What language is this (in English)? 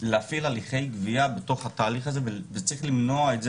Hebrew